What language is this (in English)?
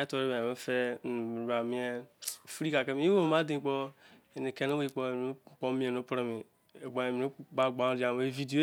Izon